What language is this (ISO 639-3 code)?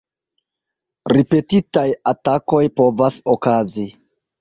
epo